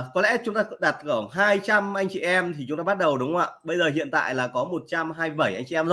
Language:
Vietnamese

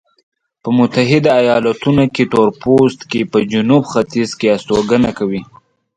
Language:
Pashto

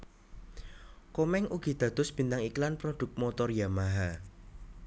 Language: Javanese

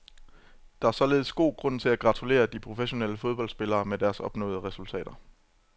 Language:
Danish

